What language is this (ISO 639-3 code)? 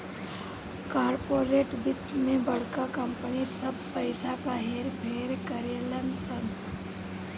bho